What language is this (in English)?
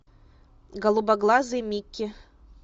Russian